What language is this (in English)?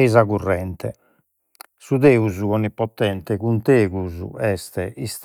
Sardinian